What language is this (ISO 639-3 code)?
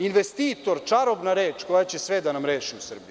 srp